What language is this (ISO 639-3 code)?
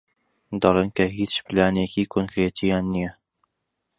ckb